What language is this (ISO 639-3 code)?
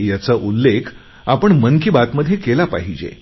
mar